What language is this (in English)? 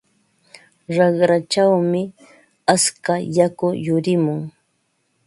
Ambo-Pasco Quechua